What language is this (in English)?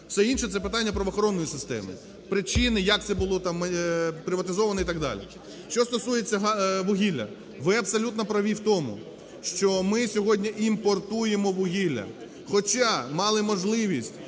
Ukrainian